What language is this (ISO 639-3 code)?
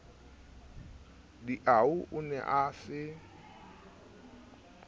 sot